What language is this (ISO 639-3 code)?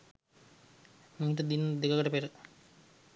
sin